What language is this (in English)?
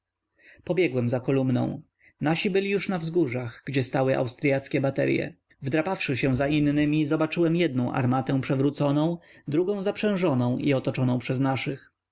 Polish